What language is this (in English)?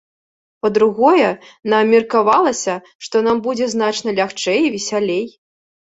Belarusian